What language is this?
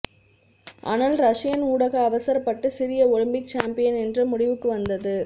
Tamil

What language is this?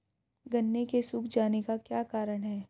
Hindi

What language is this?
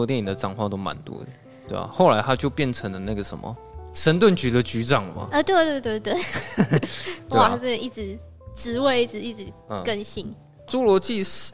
Chinese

